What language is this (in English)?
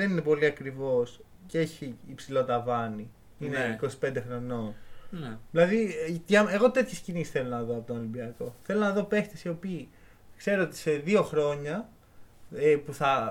Greek